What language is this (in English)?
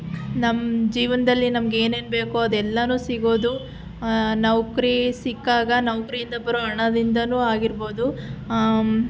Kannada